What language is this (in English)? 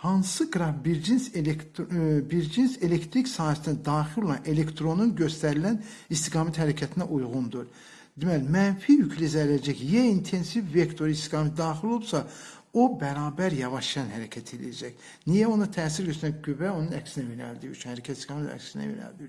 Turkish